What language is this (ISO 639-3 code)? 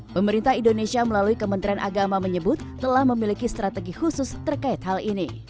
ind